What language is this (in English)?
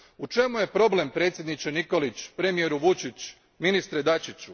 Croatian